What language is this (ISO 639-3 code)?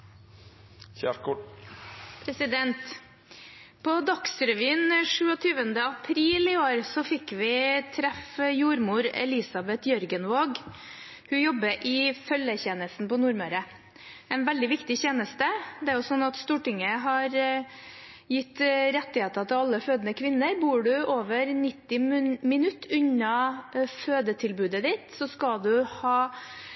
nor